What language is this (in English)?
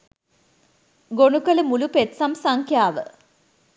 Sinhala